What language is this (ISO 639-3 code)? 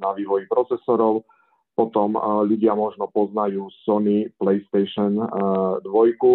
slk